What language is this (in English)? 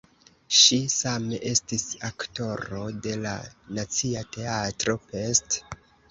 Esperanto